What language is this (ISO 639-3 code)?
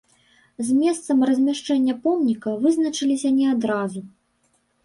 bel